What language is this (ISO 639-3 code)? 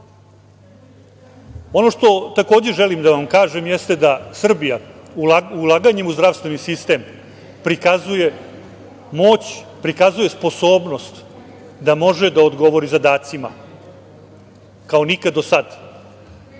srp